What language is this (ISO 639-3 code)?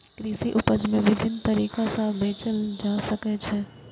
mai